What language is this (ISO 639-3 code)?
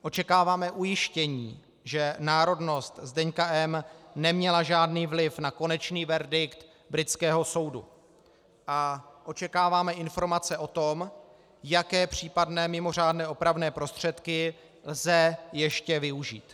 ces